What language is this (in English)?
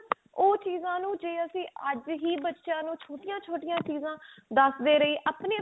Punjabi